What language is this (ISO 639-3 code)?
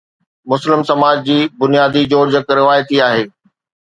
snd